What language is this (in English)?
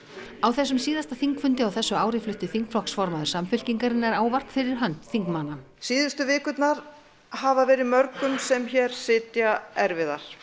Icelandic